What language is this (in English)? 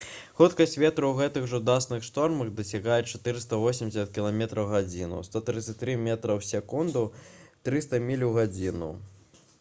Belarusian